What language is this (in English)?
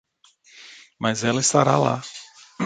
Portuguese